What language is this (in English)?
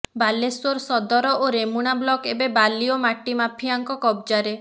Odia